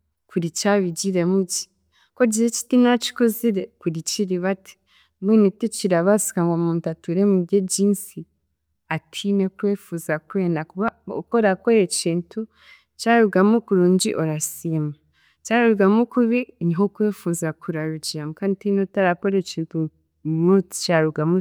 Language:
Chiga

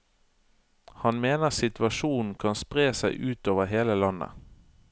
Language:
Norwegian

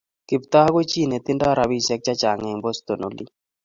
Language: Kalenjin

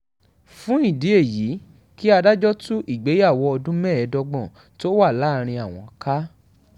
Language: Yoruba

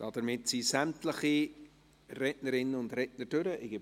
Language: Swiss German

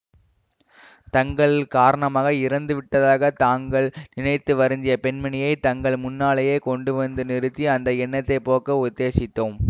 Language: Tamil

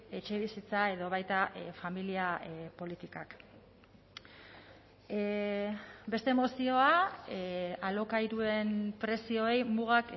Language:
Basque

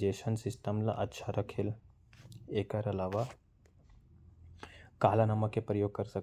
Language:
Korwa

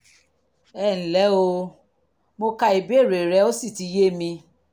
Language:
Yoruba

